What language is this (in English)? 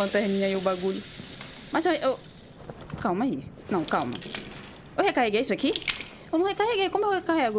Portuguese